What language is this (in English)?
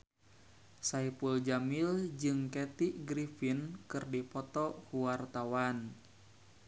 Sundanese